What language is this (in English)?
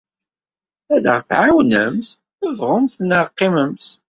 Kabyle